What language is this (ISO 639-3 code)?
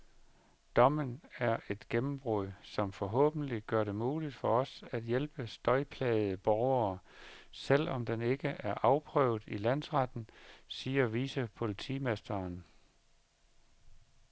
dan